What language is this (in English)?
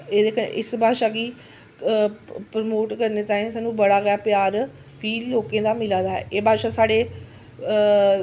Dogri